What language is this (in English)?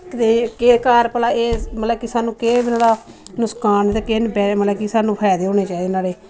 Dogri